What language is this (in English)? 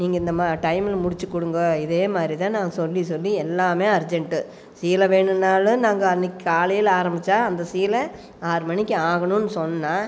Tamil